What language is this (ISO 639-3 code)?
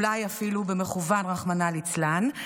heb